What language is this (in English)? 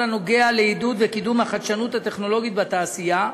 Hebrew